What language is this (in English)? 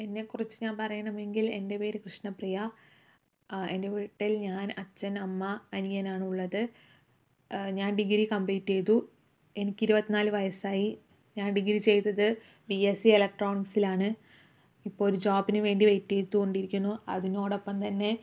Malayalam